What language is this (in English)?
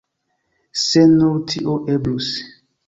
Esperanto